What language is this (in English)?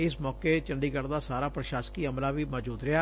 Punjabi